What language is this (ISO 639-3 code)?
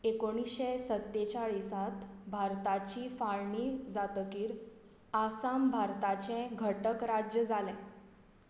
kok